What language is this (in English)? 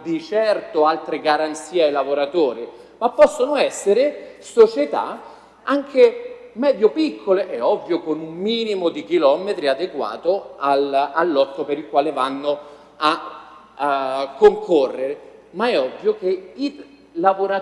Italian